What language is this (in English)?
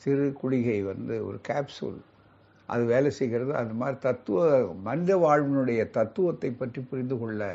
Tamil